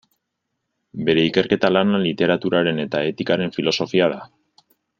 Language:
Basque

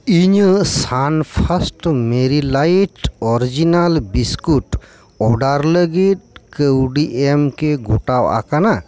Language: Santali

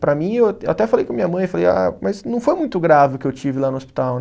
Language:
Portuguese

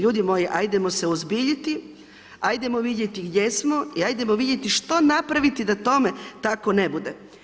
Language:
Croatian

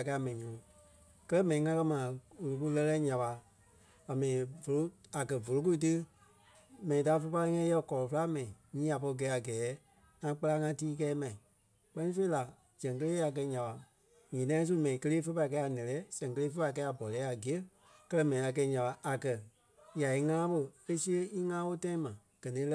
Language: Kpelle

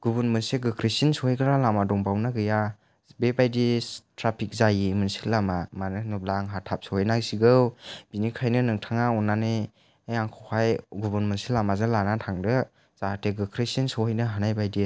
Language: Bodo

